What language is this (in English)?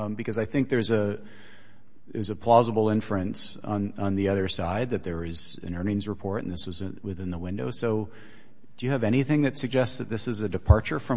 English